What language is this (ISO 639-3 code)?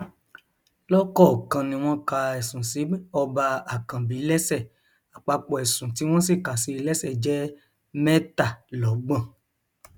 yor